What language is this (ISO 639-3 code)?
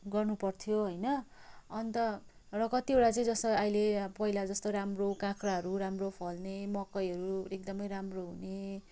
nep